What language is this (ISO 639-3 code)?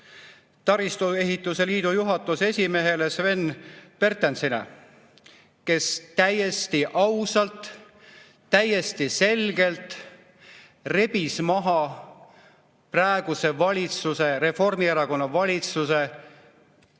est